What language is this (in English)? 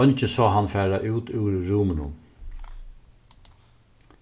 Faroese